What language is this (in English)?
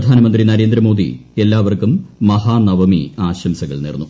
Malayalam